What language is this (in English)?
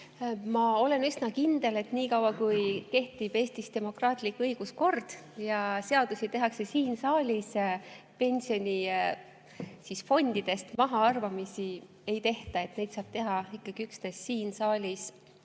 Estonian